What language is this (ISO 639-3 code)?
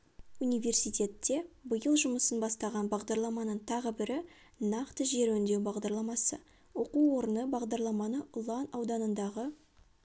kaz